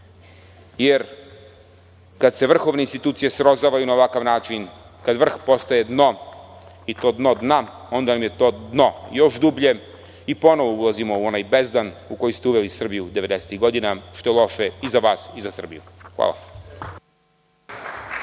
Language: Serbian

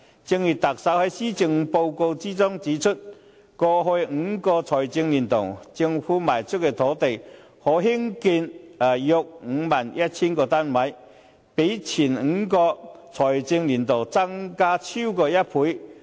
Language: Cantonese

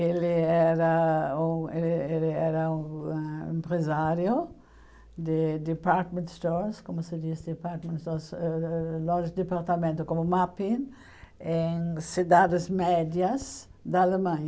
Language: Portuguese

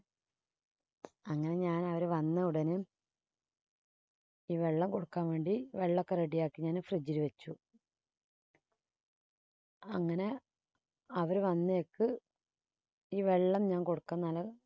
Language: Malayalam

